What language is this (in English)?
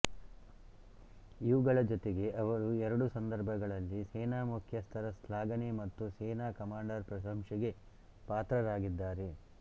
Kannada